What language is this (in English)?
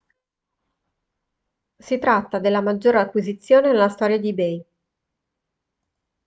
Italian